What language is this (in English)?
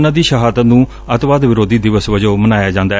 Punjabi